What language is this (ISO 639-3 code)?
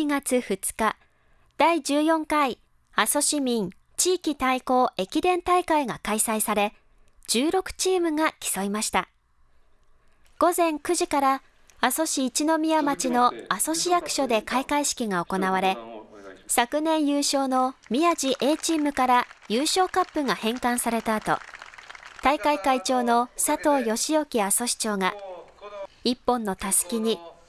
jpn